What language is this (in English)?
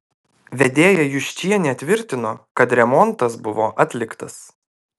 Lithuanian